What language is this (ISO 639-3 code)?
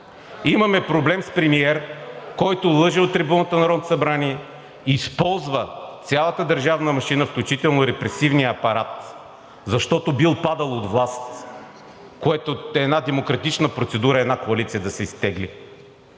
bul